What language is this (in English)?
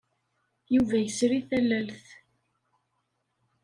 Kabyle